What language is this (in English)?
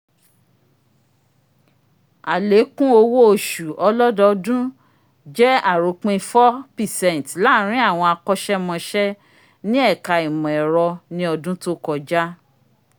Yoruba